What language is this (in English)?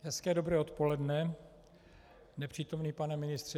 Czech